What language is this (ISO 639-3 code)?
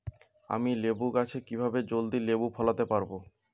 ben